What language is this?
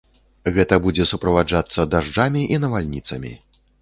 Belarusian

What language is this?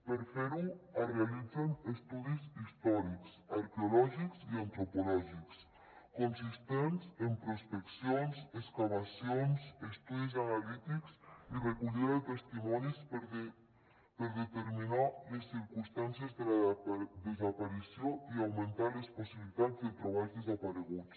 Catalan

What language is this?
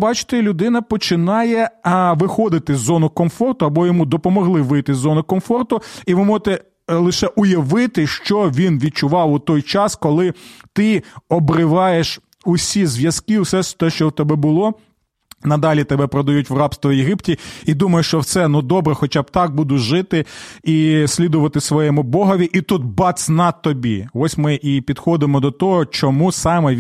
Ukrainian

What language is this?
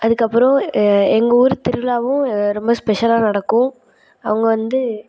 Tamil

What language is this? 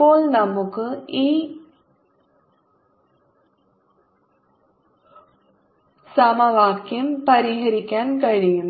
Malayalam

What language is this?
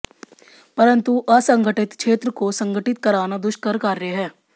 Hindi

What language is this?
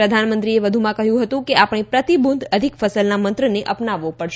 Gujarati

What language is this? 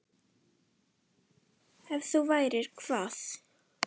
Icelandic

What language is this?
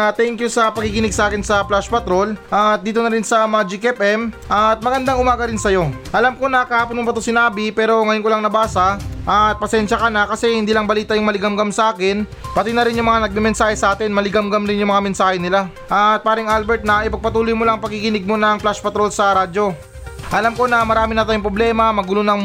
Filipino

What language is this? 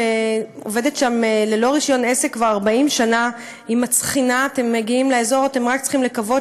Hebrew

